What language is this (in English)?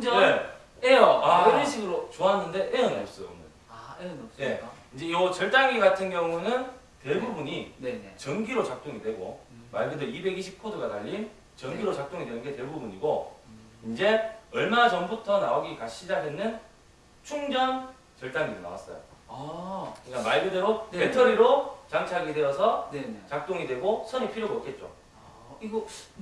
Korean